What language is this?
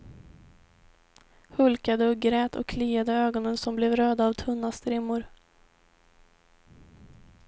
Swedish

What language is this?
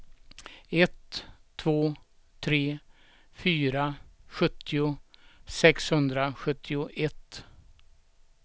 Swedish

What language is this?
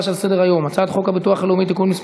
Hebrew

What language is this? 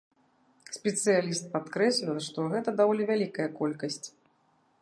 Belarusian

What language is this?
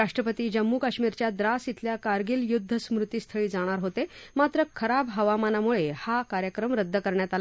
Marathi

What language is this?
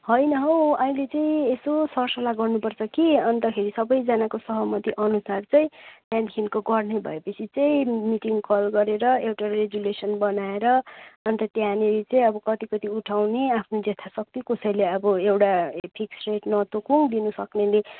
Nepali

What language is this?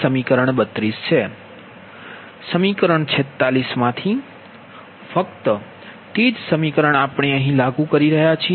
Gujarati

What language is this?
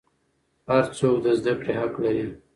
Pashto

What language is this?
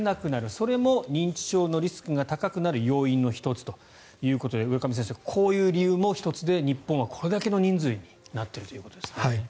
Japanese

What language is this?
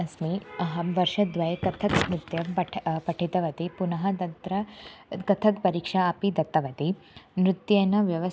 Sanskrit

